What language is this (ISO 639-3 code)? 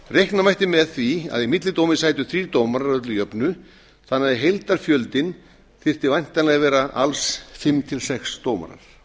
isl